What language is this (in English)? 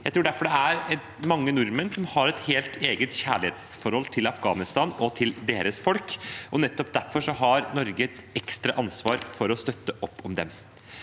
Norwegian